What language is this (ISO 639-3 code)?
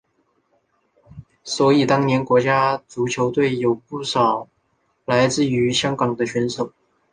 zho